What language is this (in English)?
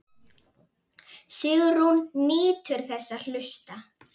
Icelandic